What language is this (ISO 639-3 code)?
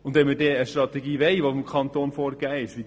gsw